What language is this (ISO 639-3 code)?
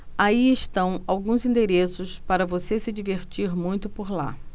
por